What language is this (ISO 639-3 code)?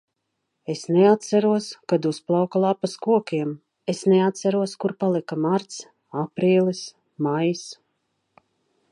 lav